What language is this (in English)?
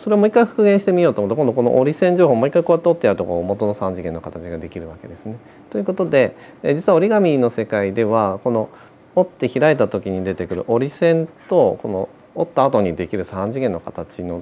Japanese